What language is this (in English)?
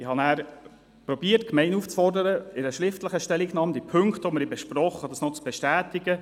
Swiss German